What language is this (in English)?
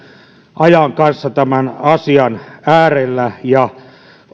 Finnish